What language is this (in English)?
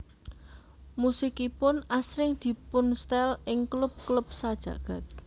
Javanese